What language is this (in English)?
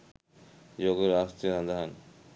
Sinhala